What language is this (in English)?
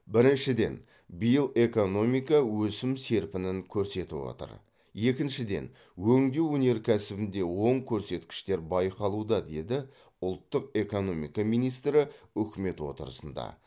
Kazakh